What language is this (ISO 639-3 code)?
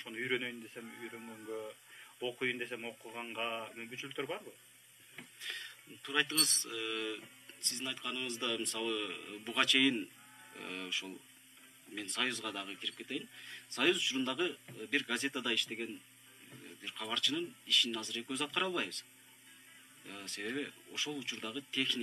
tur